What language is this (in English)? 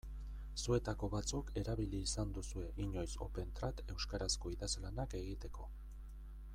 Basque